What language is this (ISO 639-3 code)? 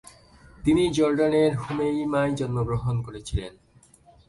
ben